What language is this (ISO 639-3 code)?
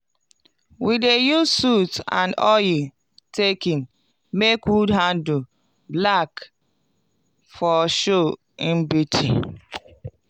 pcm